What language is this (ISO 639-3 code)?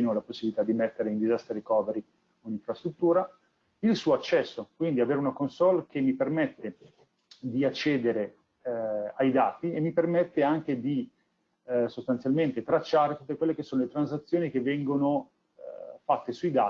ita